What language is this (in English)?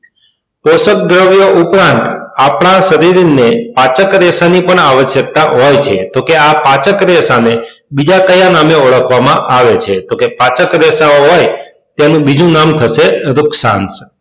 Gujarati